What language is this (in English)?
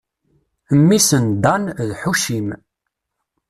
Kabyle